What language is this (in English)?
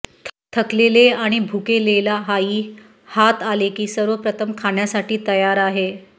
Marathi